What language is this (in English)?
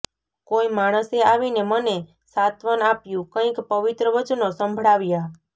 Gujarati